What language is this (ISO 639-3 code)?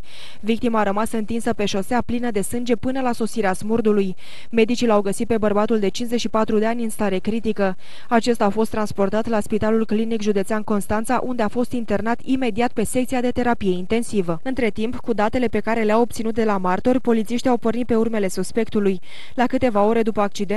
ron